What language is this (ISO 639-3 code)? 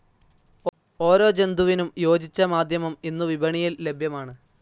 mal